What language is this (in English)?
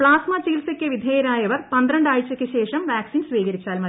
Malayalam